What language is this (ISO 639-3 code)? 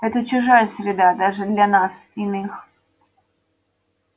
rus